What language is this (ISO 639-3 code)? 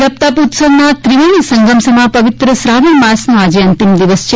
guj